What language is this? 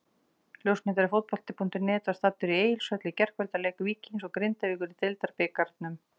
Icelandic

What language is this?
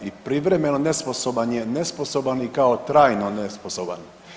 Croatian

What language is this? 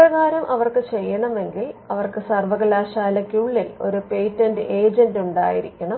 Malayalam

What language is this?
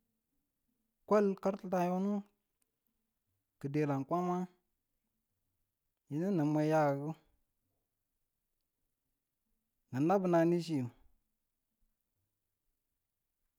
Tula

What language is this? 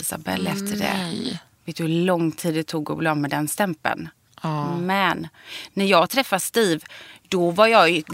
Swedish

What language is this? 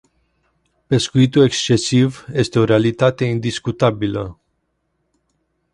Romanian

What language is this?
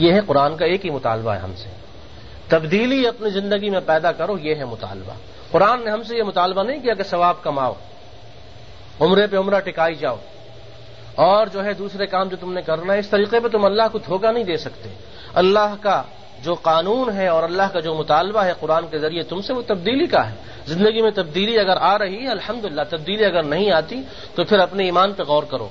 Urdu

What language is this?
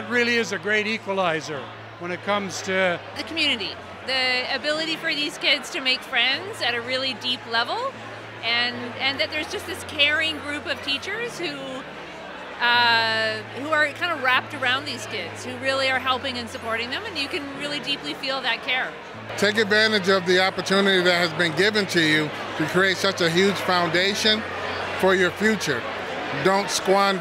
English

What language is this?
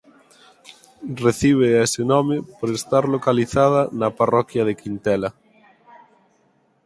Galician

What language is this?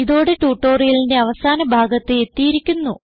Malayalam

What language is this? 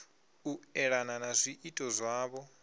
Venda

